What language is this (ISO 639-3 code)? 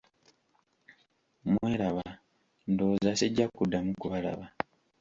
lug